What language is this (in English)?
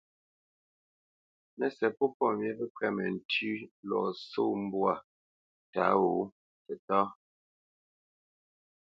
Bamenyam